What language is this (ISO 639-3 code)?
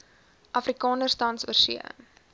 afr